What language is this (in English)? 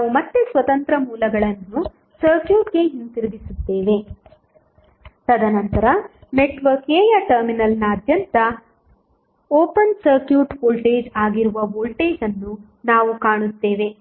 Kannada